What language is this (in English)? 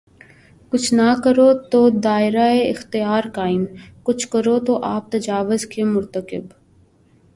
Urdu